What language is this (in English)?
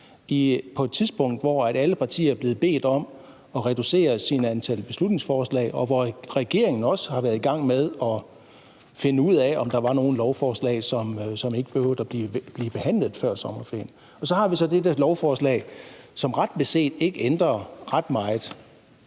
Danish